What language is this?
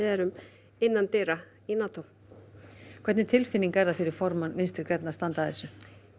Icelandic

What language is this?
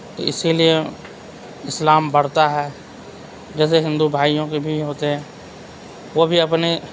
Urdu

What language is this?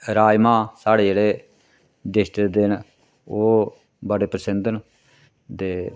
Dogri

